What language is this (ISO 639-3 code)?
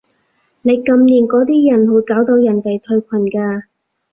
yue